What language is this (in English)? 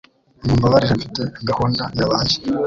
Kinyarwanda